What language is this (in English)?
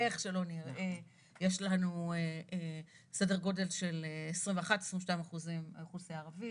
Hebrew